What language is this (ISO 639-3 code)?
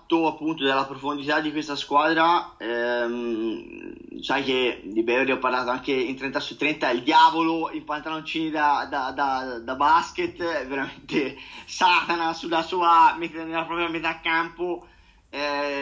ita